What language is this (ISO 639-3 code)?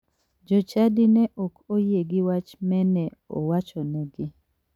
luo